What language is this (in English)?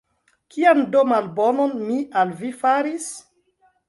Esperanto